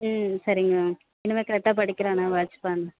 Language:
Tamil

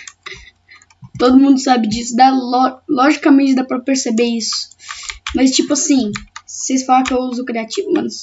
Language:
Portuguese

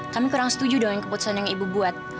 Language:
Indonesian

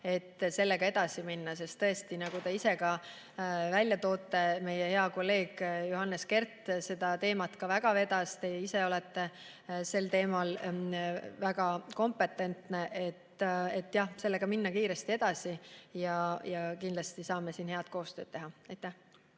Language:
Estonian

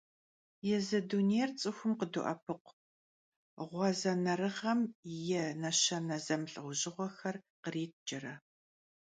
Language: Kabardian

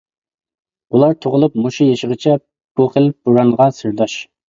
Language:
Uyghur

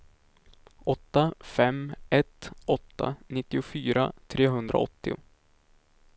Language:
Swedish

